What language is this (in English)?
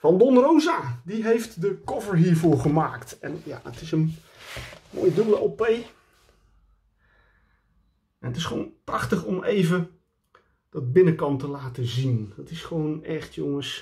Dutch